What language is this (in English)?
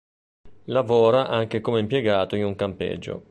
Italian